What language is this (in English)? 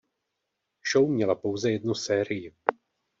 Czech